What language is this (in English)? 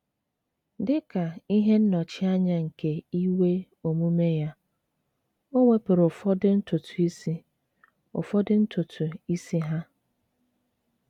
Igbo